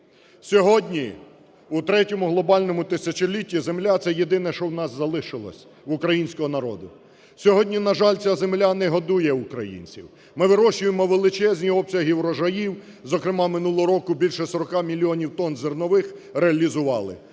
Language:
Ukrainian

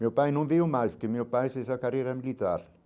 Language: Portuguese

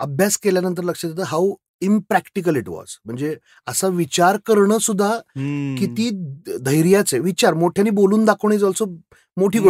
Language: Marathi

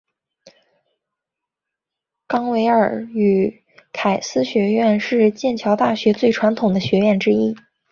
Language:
Chinese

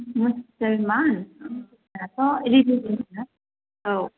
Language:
Bodo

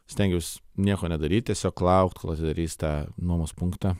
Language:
Lithuanian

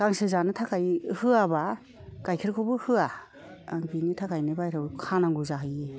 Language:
Bodo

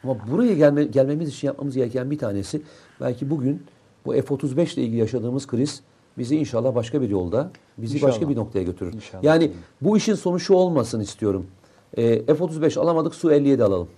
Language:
Turkish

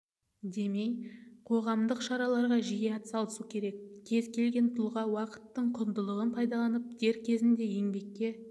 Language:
Kazakh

